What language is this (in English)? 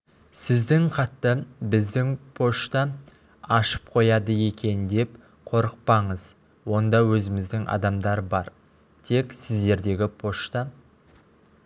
Kazakh